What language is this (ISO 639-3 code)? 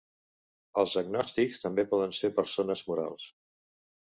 cat